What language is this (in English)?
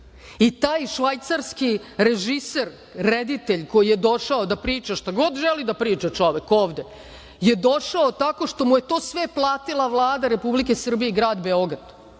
Serbian